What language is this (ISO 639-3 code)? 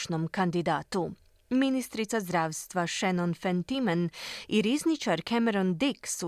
hrv